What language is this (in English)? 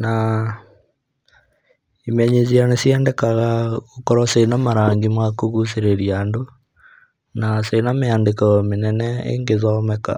Kikuyu